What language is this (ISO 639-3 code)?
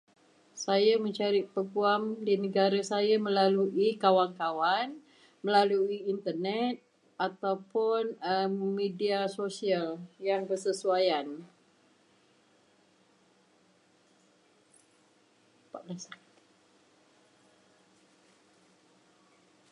msa